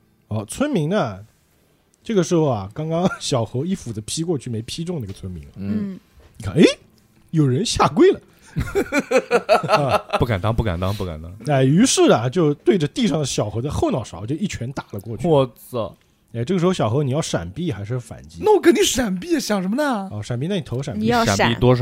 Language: Chinese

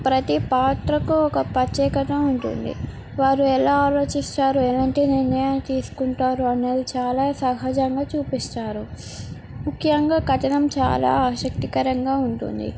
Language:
Telugu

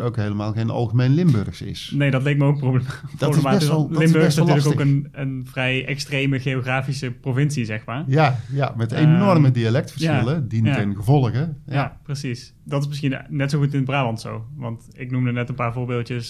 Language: Dutch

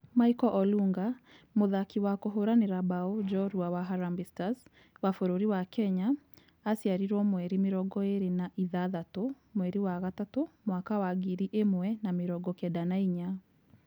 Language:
Kikuyu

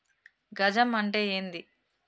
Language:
Telugu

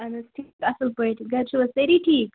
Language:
Kashmiri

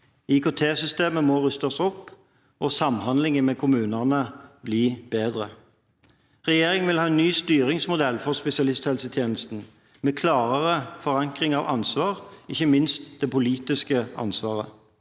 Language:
Norwegian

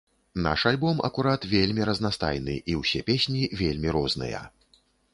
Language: Belarusian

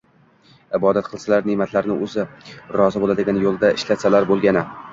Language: Uzbek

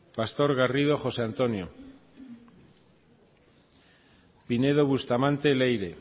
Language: Basque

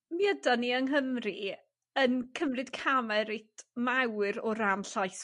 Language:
Welsh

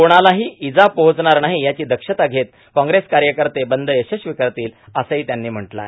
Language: Marathi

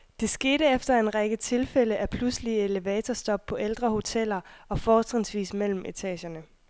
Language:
Danish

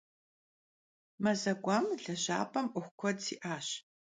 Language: Kabardian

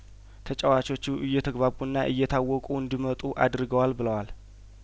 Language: Amharic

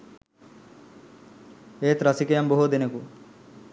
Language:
Sinhala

